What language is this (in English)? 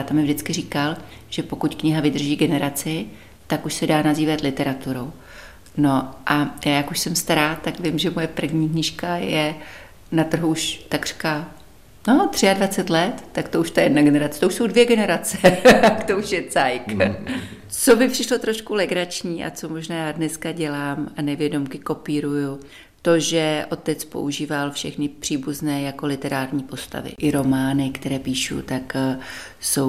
Czech